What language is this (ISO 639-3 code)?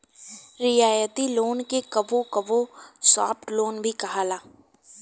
bho